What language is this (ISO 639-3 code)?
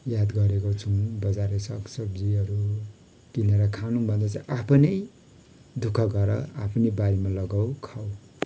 nep